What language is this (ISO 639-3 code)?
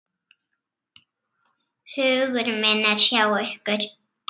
isl